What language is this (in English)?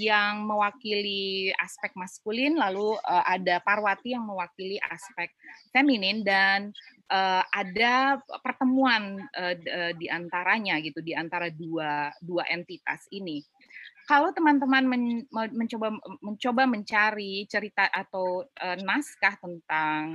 Indonesian